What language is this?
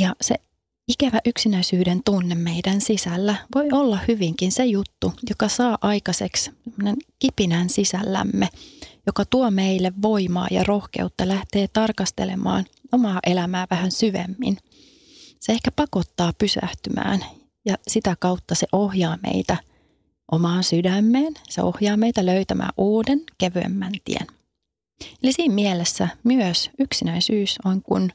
Finnish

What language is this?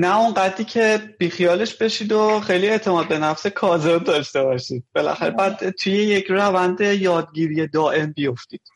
Persian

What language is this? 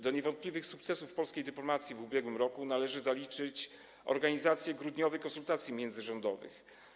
Polish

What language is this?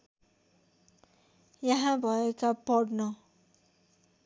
Nepali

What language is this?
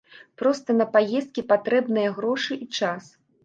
Belarusian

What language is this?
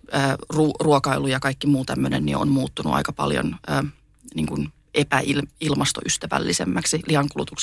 Finnish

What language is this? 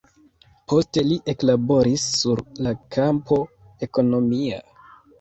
Esperanto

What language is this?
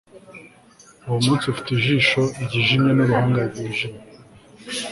Kinyarwanda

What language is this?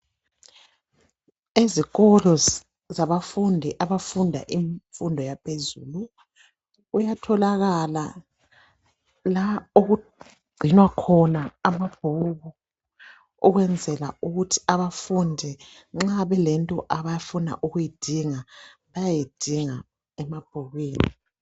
North Ndebele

